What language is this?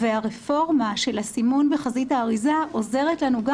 Hebrew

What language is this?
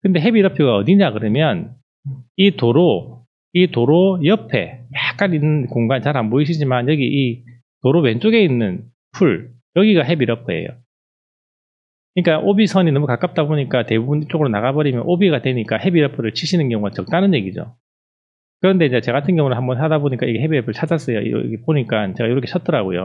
Korean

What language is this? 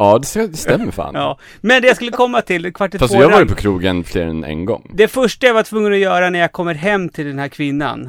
Swedish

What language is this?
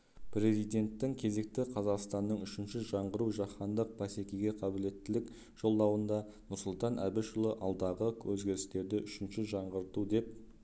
Kazakh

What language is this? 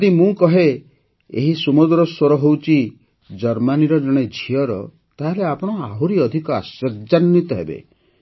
Odia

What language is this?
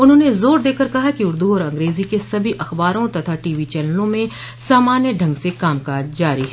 Hindi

